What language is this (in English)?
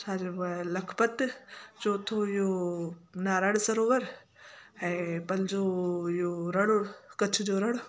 Sindhi